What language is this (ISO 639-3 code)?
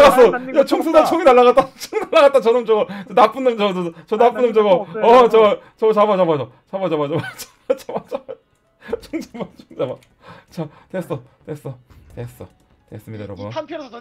kor